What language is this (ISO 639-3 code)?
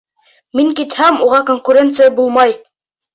bak